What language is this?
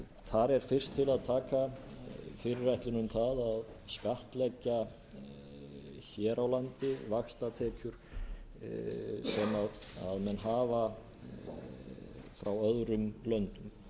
Icelandic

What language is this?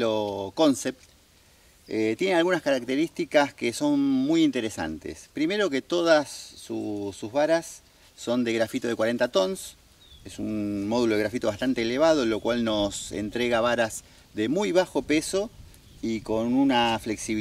Spanish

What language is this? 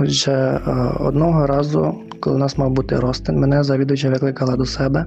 Ukrainian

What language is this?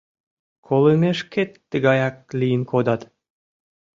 Mari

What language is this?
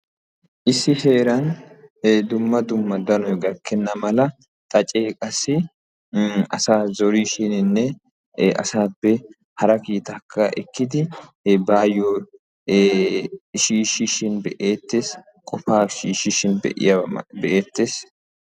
Wolaytta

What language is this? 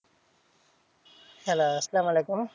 Bangla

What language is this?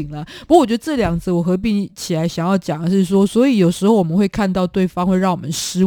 Chinese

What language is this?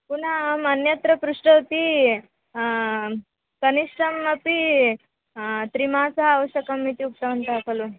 Sanskrit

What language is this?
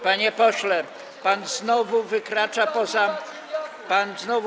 Polish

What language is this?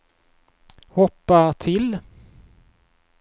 Swedish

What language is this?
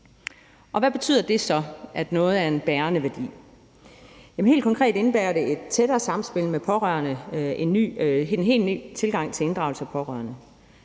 Danish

